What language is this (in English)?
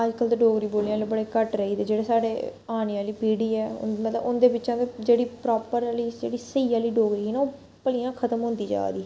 Dogri